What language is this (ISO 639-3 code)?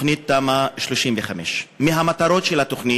heb